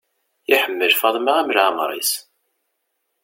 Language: Kabyle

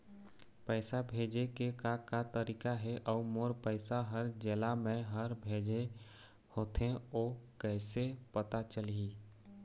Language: Chhattisgarhi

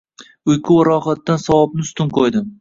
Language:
Uzbek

